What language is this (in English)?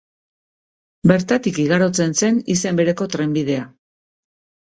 Basque